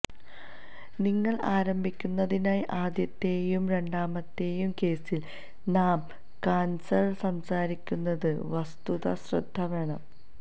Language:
Malayalam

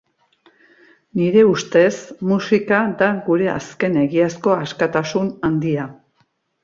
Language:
Basque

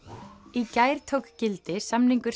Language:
Icelandic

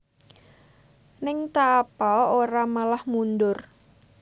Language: Javanese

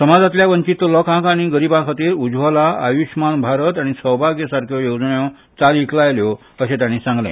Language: Konkani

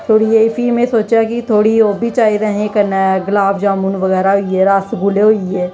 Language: Dogri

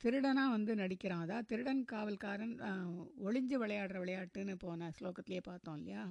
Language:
Tamil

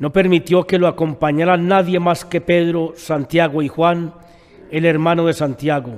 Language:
Spanish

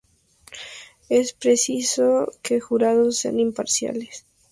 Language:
Spanish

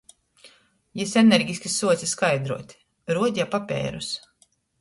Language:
Latgalian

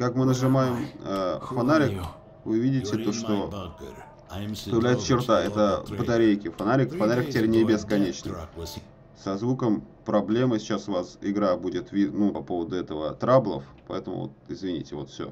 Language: Russian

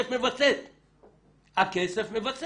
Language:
Hebrew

